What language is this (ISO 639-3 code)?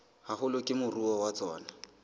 sot